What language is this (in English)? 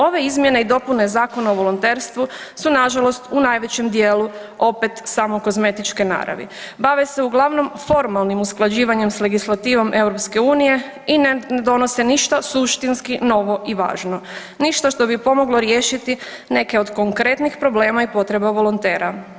Croatian